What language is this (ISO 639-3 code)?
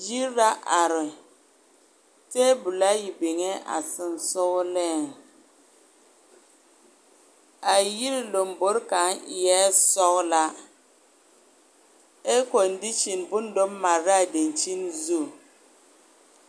dga